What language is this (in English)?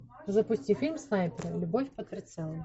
Russian